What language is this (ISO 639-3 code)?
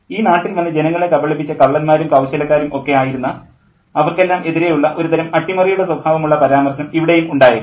mal